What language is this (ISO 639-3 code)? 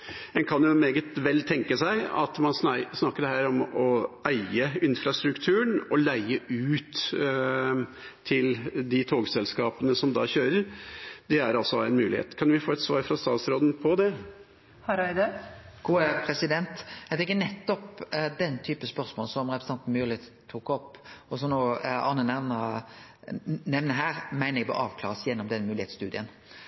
nor